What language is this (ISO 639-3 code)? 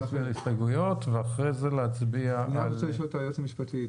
heb